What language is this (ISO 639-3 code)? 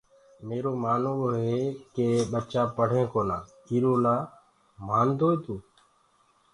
ggg